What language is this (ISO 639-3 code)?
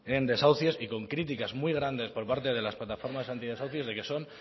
spa